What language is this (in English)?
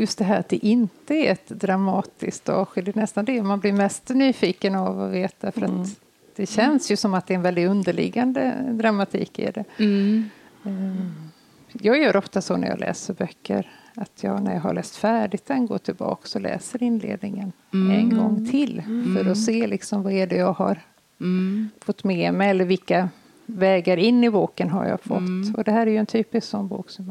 Swedish